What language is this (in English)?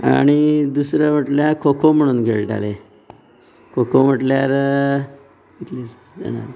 Konkani